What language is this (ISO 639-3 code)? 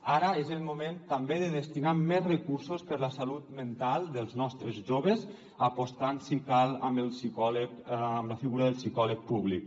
cat